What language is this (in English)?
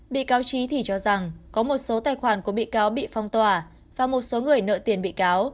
Vietnamese